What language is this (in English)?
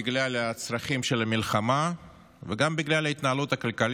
Hebrew